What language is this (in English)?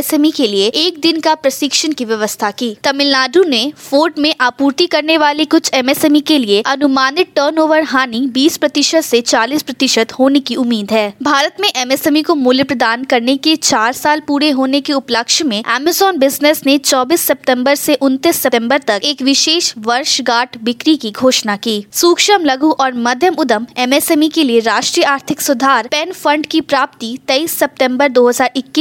Hindi